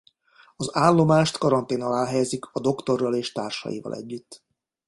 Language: Hungarian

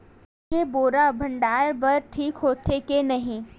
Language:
Chhattisgarhi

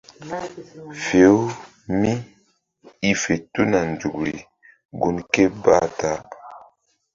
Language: Mbum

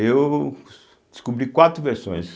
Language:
Portuguese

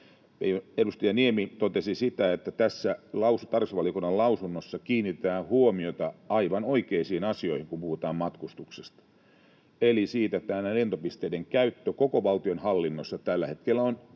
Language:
Finnish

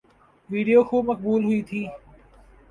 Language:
Urdu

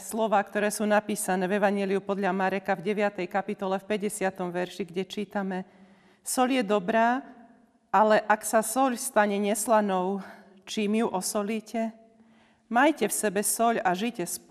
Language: Slovak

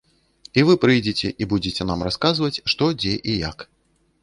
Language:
Belarusian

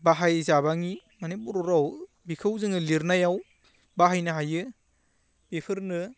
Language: Bodo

